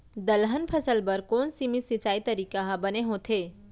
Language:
Chhattisgarhi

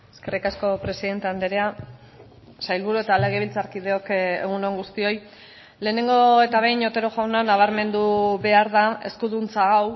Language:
Basque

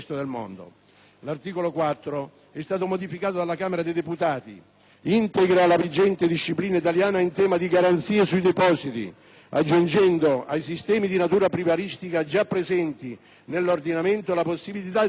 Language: Italian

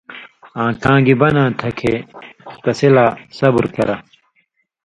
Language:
Indus Kohistani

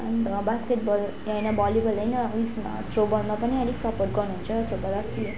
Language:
Nepali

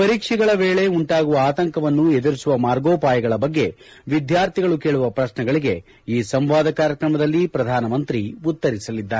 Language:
Kannada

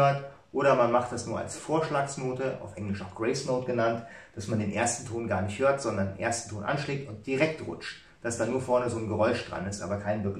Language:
German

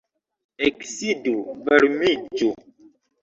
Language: Esperanto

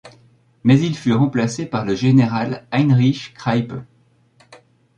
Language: French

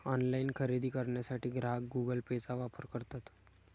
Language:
Marathi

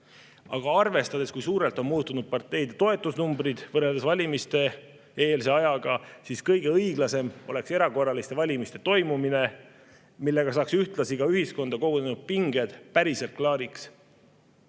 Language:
Estonian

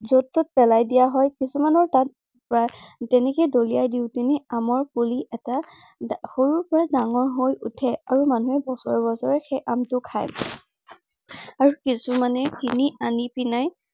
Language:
Assamese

